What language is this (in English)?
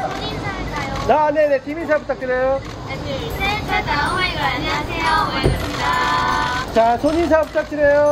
Korean